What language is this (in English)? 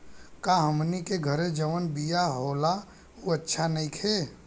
Bhojpuri